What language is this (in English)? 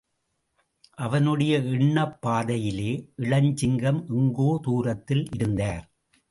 Tamil